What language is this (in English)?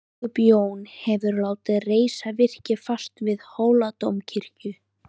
Icelandic